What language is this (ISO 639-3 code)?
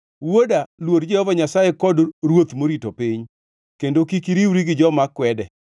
luo